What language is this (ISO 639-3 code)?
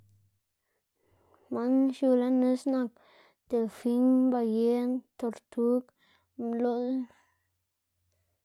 ztg